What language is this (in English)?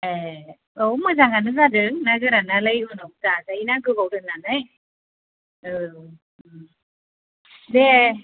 Bodo